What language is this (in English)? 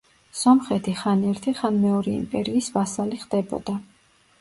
Georgian